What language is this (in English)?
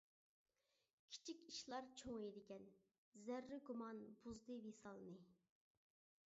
Uyghur